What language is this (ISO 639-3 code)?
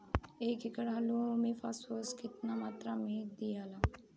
bho